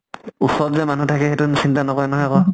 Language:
Assamese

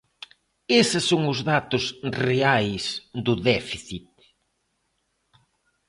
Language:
Galician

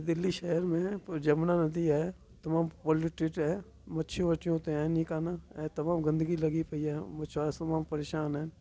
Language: Sindhi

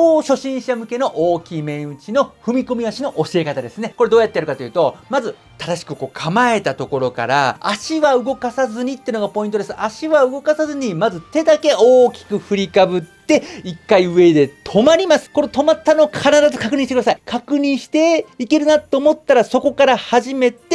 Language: Japanese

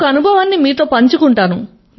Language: Telugu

